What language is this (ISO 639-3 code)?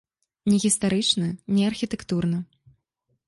bel